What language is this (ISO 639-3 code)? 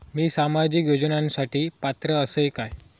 mar